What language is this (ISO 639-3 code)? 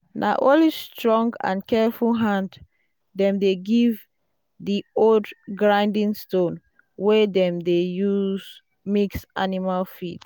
pcm